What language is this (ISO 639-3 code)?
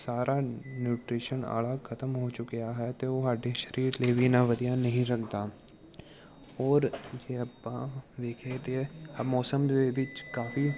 pan